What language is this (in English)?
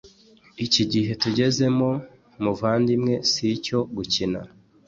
Kinyarwanda